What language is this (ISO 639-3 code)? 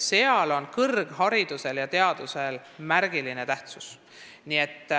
est